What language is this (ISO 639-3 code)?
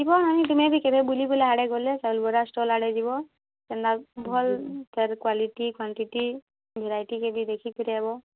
ori